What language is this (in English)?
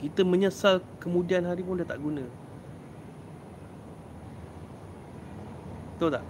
Malay